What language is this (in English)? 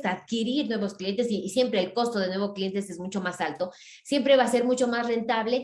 Spanish